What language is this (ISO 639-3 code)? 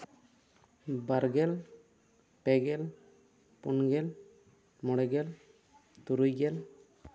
sat